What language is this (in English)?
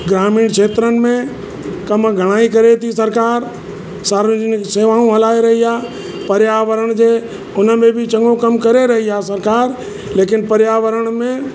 Sindhi